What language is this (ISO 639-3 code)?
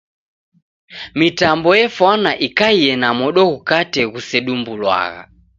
dav